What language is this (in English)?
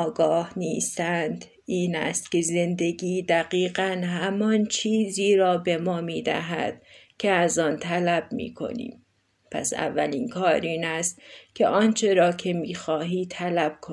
Persian